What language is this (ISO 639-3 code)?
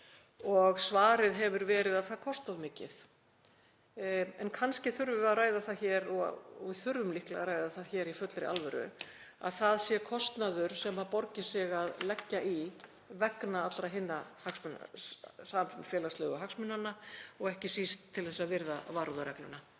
isl